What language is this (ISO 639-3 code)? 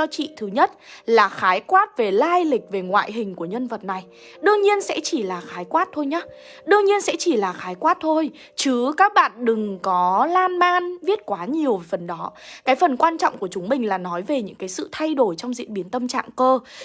vie